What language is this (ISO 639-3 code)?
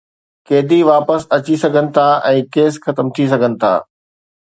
snd